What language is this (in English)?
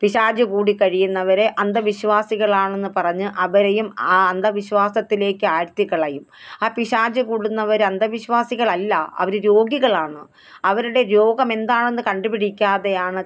Malayalam